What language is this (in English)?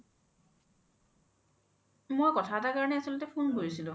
Assamese